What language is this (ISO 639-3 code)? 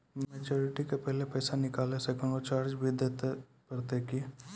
mai